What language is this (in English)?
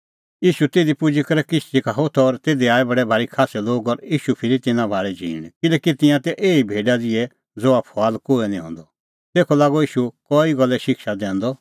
Kullu Pahari